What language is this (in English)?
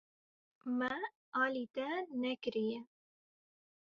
Kurdish